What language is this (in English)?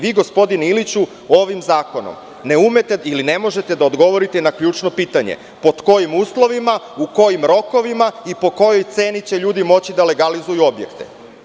Serbian